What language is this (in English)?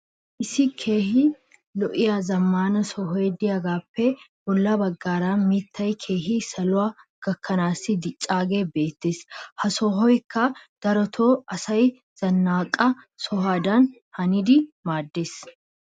Wolaytta